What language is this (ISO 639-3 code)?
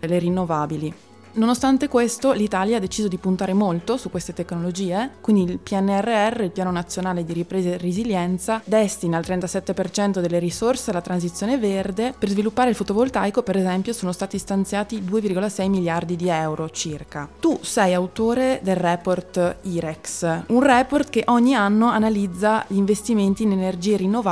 ita